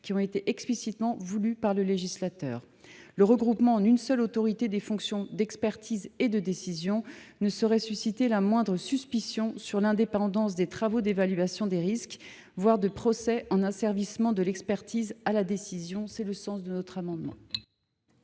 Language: French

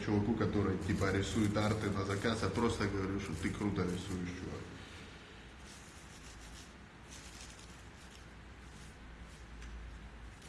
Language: Russian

